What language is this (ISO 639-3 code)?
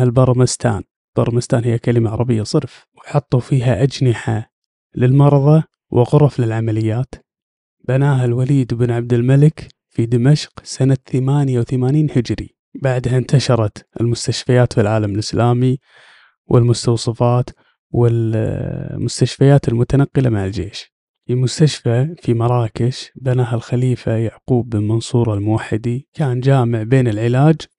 ara